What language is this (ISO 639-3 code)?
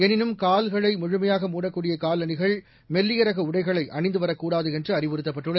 tam